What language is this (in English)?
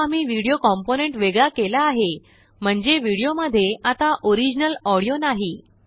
Marathi